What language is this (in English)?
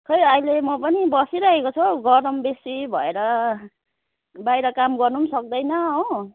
Nepali